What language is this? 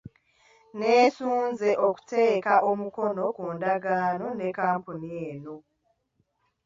Ganda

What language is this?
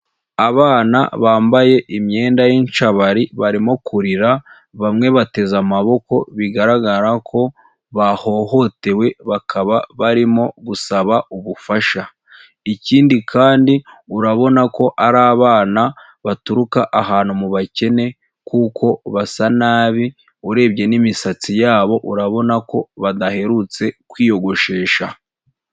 Kinyarwanda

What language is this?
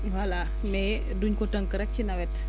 Wolof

